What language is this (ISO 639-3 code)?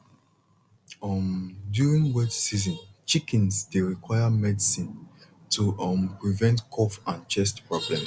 pcm